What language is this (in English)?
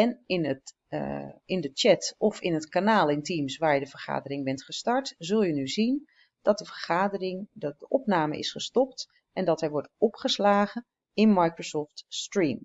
Dutch